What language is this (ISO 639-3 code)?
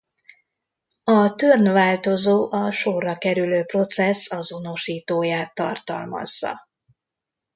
hun